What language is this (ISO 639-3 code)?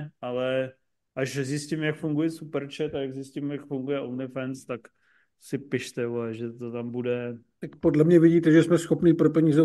ces